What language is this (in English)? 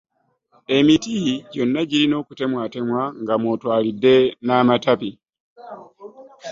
Ganda